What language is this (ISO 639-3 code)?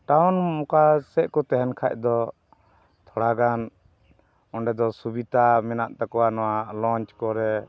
sat